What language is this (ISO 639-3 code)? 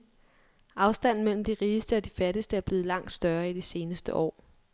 dan